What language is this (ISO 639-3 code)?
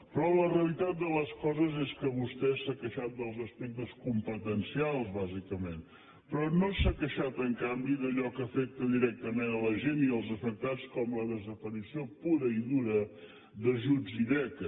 cat